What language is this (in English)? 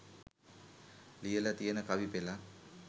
Sinhala